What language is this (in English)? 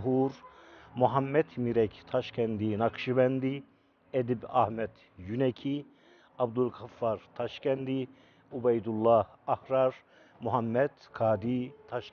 Turkish